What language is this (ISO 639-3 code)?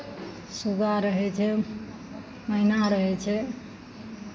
mai